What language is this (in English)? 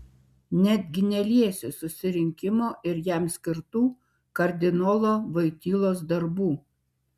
Lithuanian